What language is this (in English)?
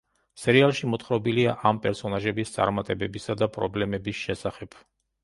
Georgian